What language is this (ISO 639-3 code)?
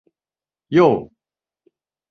tha